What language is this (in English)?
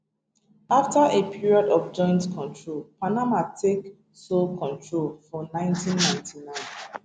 Nigerian Pidgin